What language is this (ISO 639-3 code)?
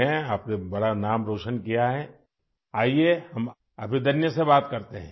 urd